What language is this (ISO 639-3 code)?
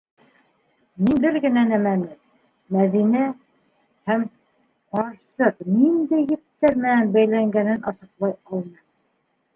bak